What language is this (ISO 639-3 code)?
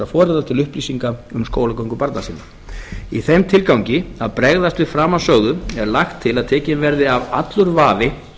isl